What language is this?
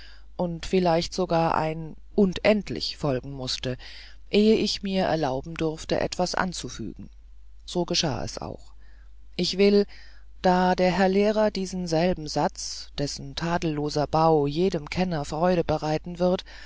German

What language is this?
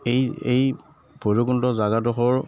Assamese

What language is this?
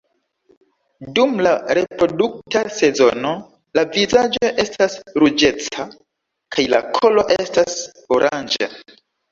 Esperanto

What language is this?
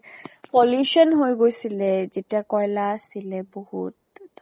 Assamese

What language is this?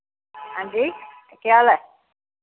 Dogri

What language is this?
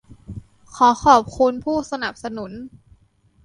Thai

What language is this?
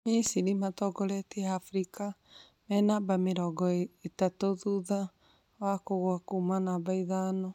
Kikuyu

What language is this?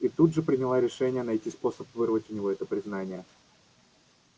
Russian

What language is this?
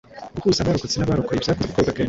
Kinyarwanda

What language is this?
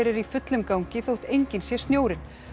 Icelandic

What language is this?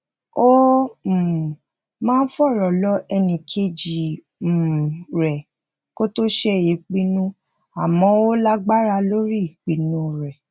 Yoruba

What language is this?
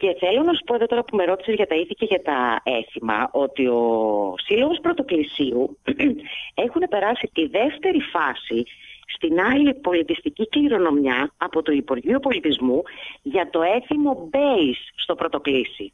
Greek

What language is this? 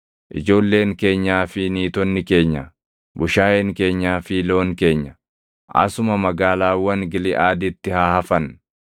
Oromo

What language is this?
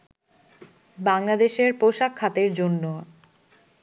Bangla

